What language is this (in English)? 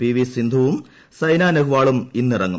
Malayalam